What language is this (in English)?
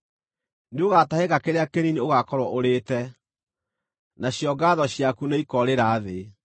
Kikuyu